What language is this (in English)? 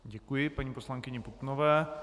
Czech